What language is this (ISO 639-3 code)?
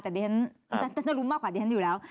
tha